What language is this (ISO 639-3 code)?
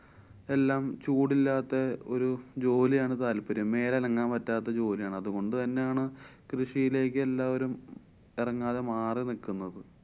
mal